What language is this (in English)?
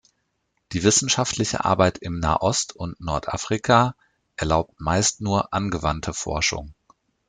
German